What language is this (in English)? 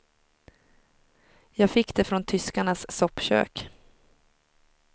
Swedish